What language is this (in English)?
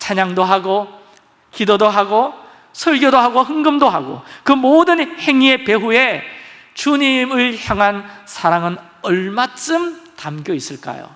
Korean